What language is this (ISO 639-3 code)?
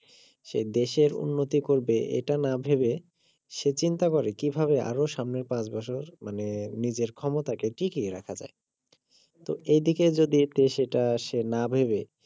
ben